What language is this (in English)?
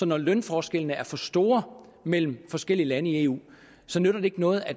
Danish